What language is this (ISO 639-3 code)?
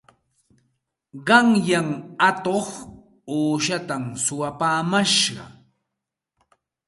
qxt